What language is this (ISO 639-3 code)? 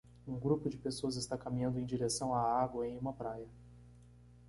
por